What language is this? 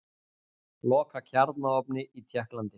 Icelandic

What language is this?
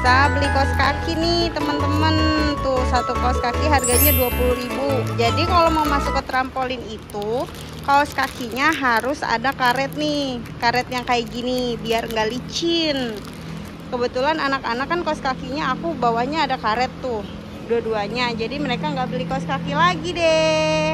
Indonesian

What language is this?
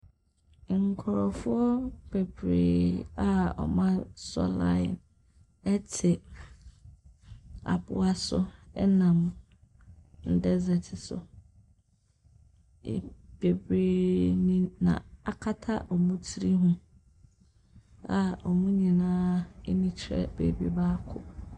Akan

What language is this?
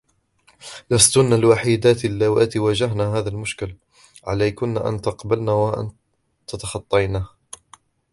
Arabic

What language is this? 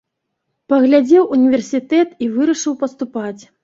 Belarusian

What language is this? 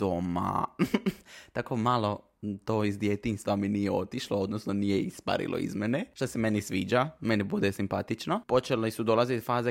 Croatian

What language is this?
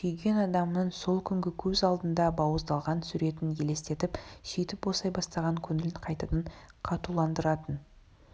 Kazakh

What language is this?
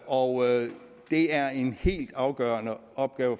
Danish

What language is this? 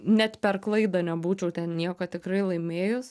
Lithuanian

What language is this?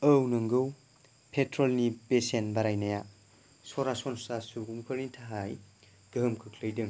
Bodo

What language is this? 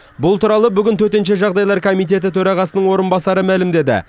Kazakh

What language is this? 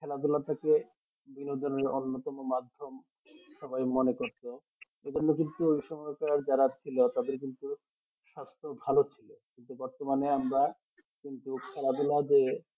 Bangla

